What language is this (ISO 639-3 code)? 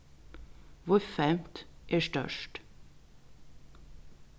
fao